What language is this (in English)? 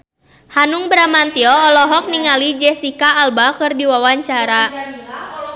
Sundanese